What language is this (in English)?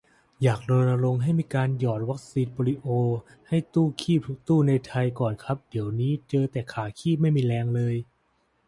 Thai